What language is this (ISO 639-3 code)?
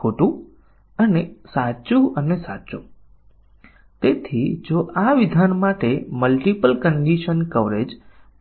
guj